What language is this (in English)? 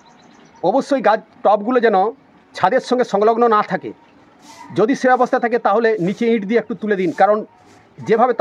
Bangla